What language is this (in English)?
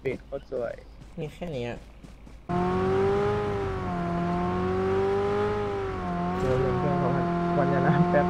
Thai